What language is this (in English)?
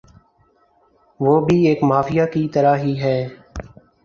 Urdu